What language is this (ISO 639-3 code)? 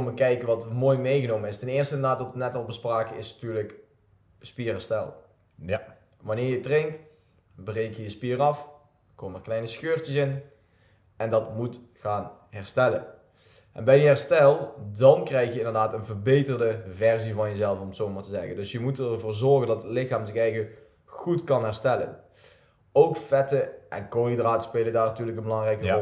nld